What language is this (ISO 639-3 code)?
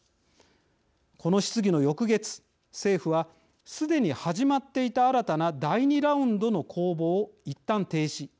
jpn